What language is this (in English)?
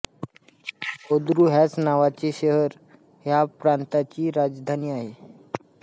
Marathi